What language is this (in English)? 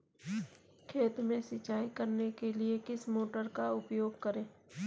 Hindi